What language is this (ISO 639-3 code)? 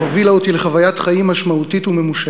heb